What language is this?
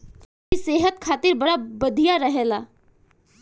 Bhojpuri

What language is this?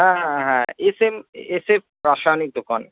Bangla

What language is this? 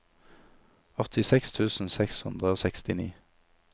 Norwegian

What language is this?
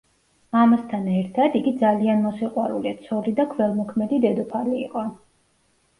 Georgian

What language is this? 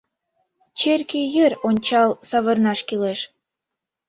Mari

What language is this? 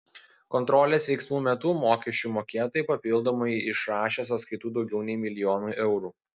Lithuanian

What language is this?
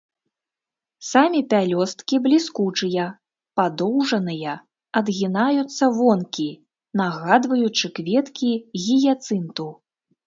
Belarusian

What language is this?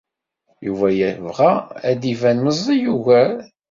Kabyle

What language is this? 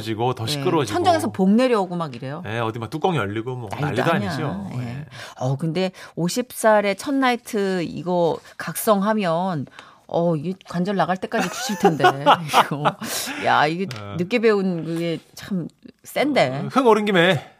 Korean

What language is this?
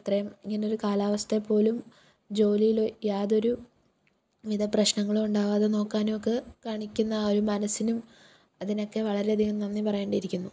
Malayalam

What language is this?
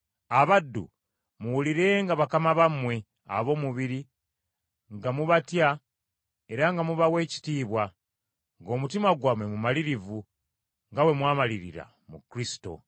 Ganda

